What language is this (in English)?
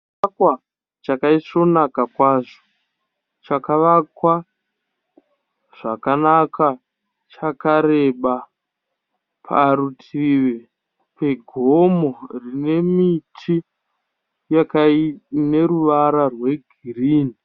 Shona